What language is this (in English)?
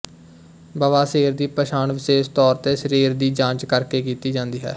Punjabi